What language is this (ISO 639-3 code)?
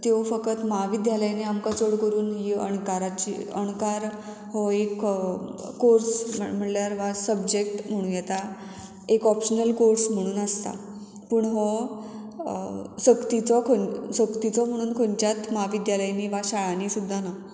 kok